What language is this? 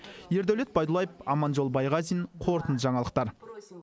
Kazakh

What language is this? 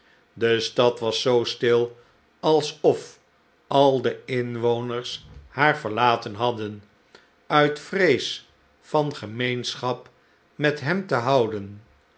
Dutch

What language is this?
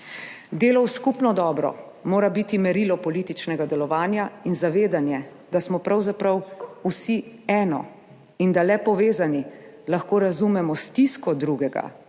Slovenian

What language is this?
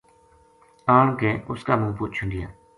Gujari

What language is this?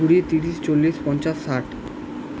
Bangla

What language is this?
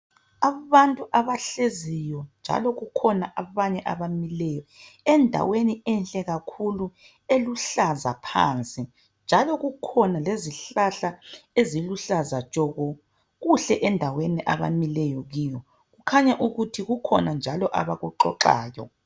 North Ndebele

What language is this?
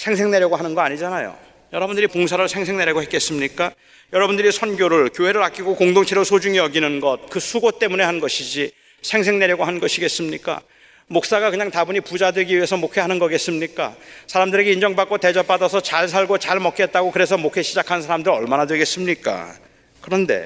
Korean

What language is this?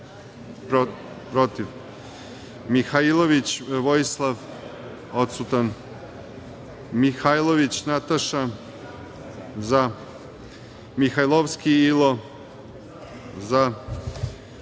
Serbian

